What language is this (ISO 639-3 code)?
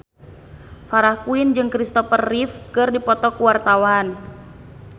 sun